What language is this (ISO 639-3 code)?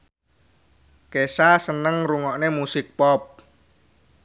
jav